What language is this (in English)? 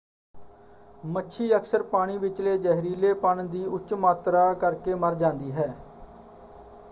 Punjabi